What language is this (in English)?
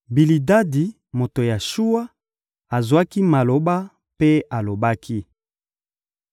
Lingala